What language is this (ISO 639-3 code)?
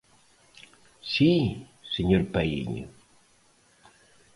glg